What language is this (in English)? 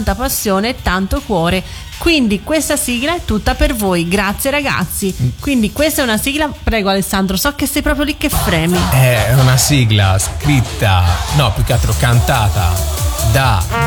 Italian